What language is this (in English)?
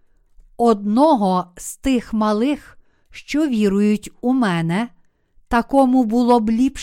Ukrainian